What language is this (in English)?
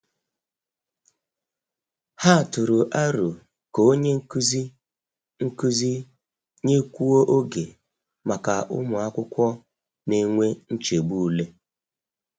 Igbo